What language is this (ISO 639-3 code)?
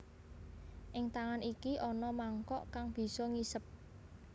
jav